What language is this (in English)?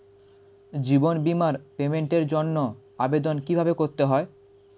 Bangla